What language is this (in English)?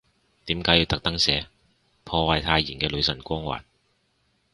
Cantonese